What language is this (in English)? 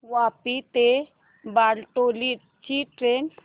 Marathi